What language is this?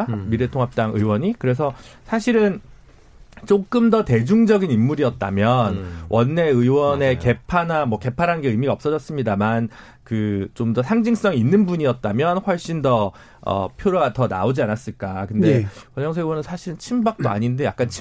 Korean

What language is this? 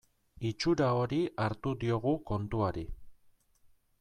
Basque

